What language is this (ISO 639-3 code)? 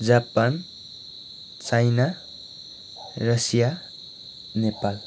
nep